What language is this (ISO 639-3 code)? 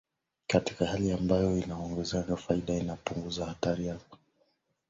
swa